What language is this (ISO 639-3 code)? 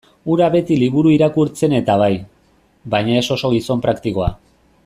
eus